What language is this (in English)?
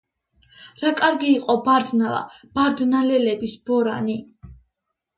Georgian